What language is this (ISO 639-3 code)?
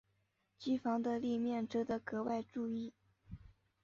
zho